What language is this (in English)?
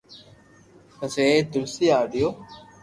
Loarki